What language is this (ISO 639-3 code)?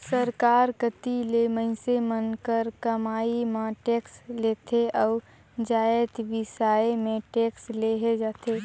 hne